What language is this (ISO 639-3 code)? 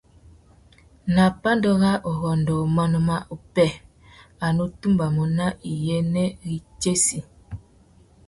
bag